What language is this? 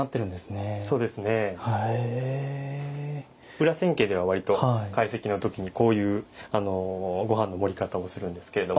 Japanese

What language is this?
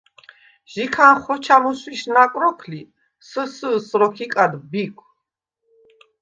Svan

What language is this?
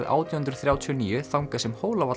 Icelandic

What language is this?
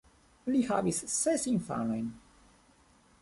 Esperanto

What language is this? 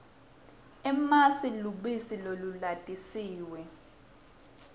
Swati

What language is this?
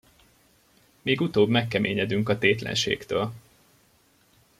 Hungarian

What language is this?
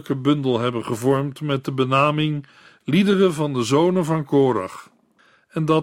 Dutch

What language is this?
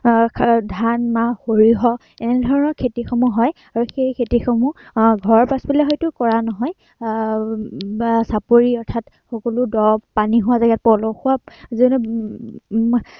Assamese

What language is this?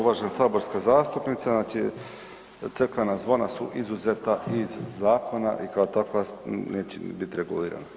Croatian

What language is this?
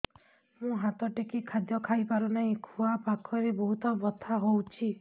Odia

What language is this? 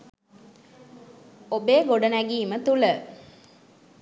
Sinhala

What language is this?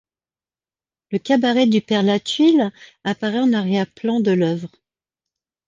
French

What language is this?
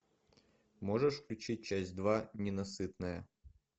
Russian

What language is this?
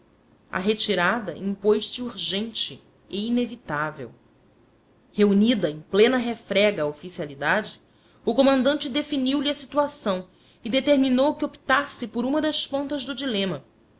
Portuguese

